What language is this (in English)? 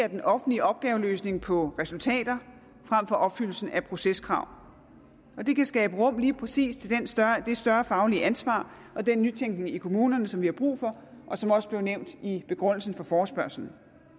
Danish